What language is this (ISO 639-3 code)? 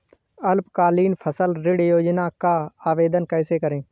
hin